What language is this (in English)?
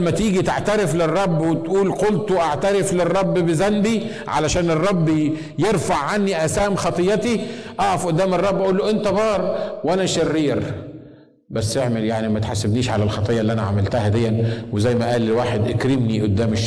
Arabic